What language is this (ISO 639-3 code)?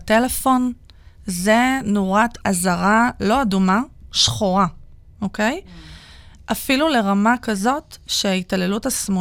heb